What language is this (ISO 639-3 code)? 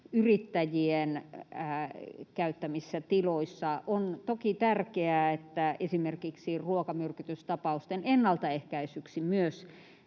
fin